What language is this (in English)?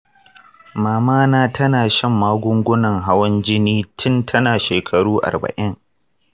Hausa